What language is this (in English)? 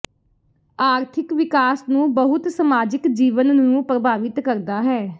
Punjabi